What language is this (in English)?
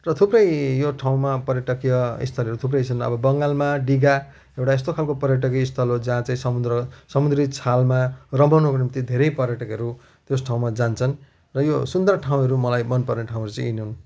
Nepali